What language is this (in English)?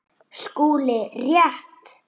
Icelandic